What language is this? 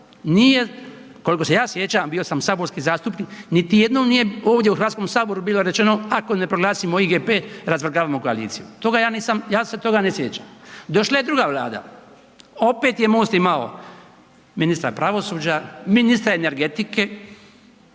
Croatian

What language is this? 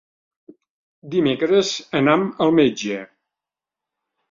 Catalan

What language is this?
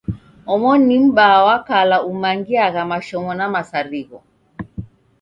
Taita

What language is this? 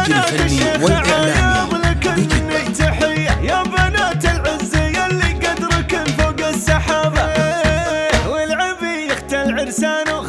Arabic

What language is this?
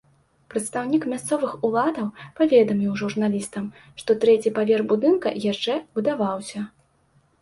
Belarusian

